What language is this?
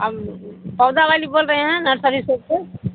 Urdu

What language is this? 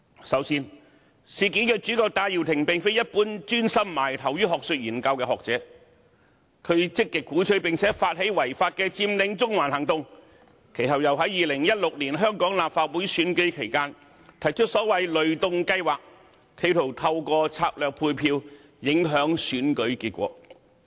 Cantonese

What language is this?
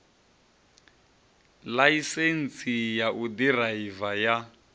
Venda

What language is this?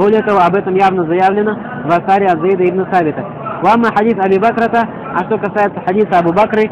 Russian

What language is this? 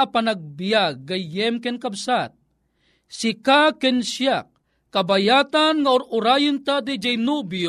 Filipino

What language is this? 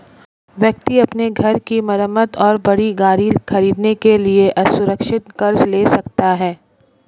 Hindi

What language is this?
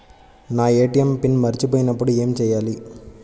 Telugu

